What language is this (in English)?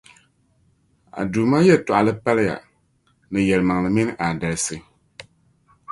Dagbani